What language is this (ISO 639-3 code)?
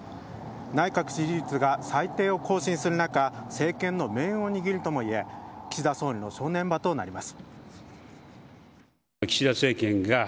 jpn